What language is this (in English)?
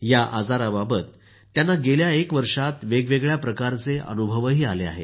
Marathi